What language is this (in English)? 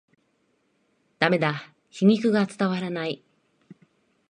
Japanese